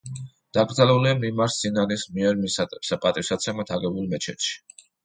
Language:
Georgian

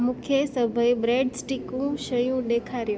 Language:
Sindhi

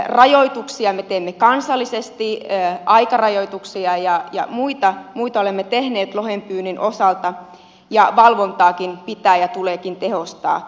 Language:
Finnish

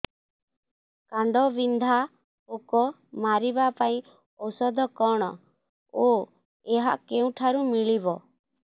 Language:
Odia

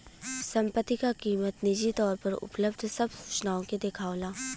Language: Bhojpuri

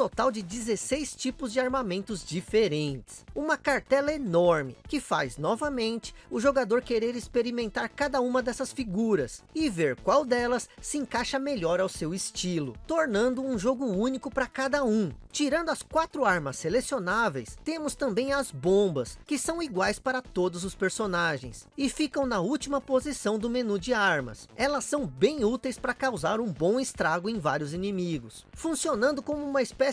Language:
Portuguese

